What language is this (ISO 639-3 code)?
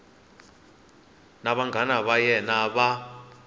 tso